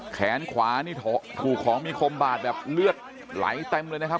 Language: Thai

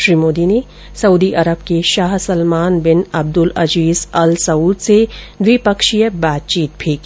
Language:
Hindi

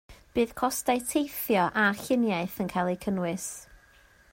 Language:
Welsh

